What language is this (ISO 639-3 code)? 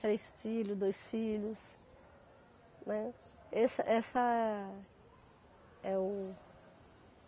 por